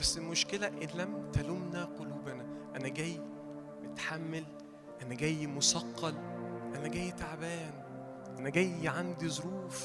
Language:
Arabic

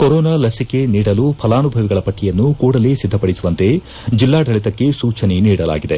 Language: Kannada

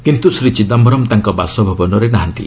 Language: Odia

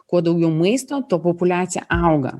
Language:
Lithuanian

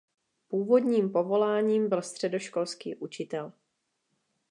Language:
Czech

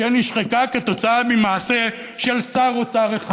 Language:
Hebrew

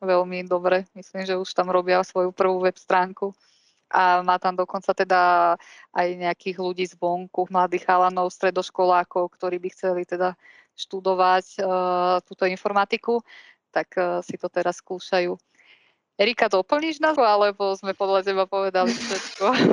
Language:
Slovak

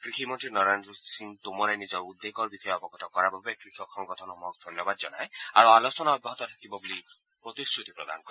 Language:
Assamese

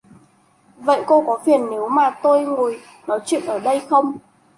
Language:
Vietnamese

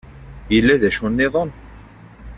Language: Kabyle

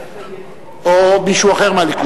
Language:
Hebrew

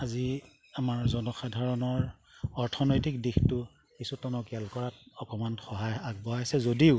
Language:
Assamese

